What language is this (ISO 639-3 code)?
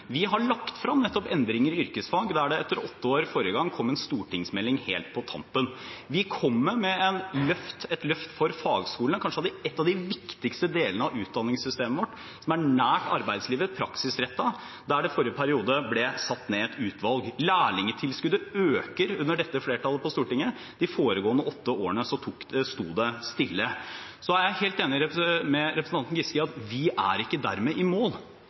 nob